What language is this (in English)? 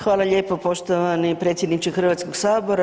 Croatian